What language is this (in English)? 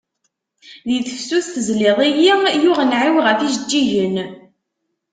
Kabyle